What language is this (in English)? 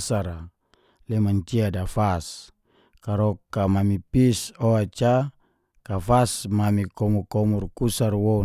Geser-Gorom